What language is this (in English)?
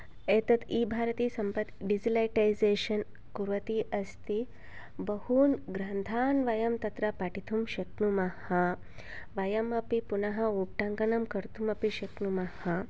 Sanskrit